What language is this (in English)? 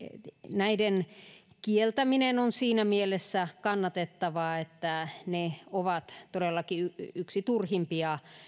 Finnish